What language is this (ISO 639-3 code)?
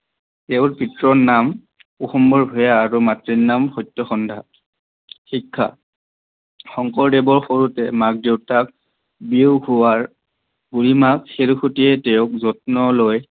asm